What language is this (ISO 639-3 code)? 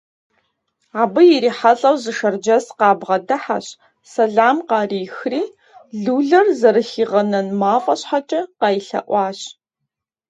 kbd